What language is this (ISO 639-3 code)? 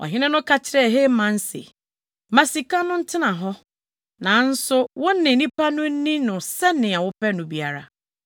aka